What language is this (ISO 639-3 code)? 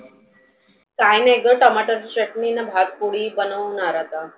mar